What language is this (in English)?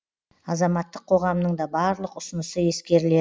Kazakh